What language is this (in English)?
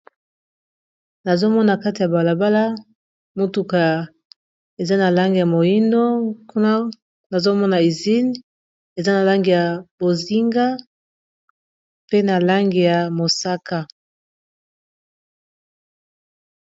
Lingala